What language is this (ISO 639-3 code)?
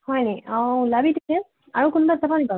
asm